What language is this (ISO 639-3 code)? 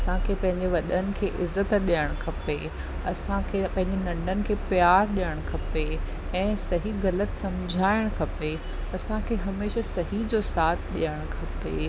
snd